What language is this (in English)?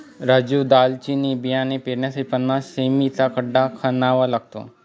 Marathi